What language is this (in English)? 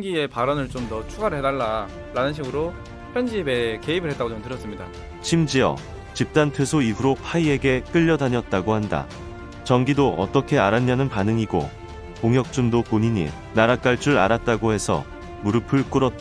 Korean